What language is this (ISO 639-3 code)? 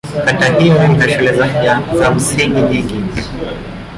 swa